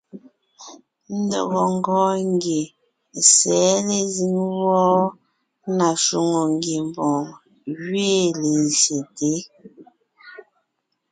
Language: Ngiemboon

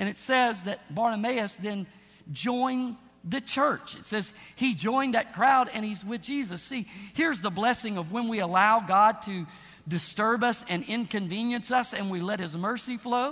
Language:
English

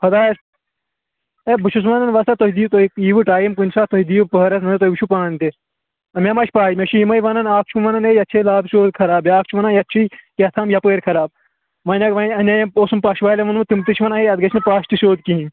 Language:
Kashmiri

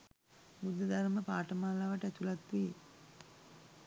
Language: Sinhala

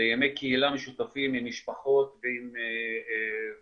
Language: Hebrew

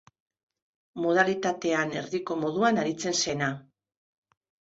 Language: Basque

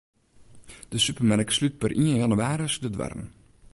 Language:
Western Frisian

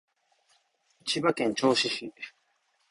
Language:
Japanese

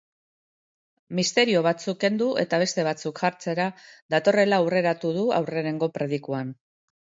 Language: Basque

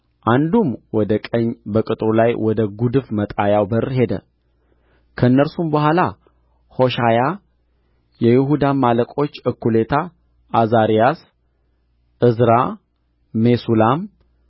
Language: Amharic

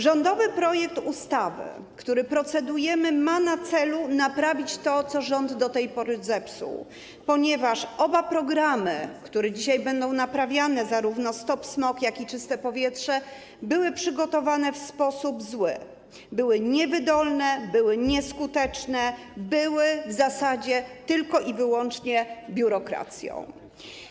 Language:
Polish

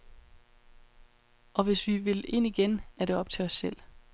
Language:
Danish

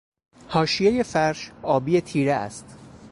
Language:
Persian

